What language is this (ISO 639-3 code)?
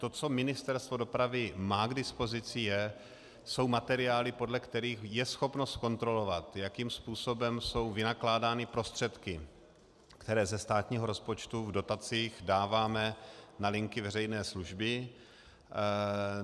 ces